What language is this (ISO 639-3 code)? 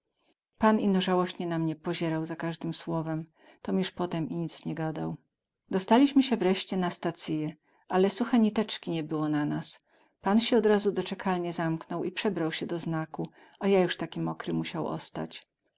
pol